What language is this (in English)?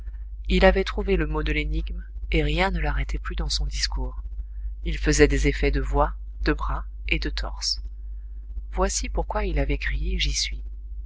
French